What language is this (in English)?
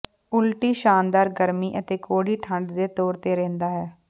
Punjabi